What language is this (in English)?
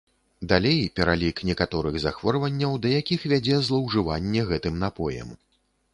Belarusian